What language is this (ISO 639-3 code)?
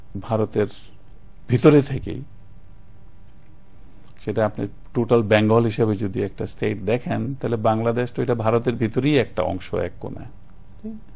ben